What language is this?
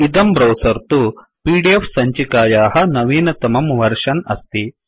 Sanskrit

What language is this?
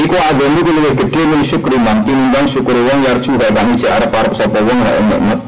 Indonesian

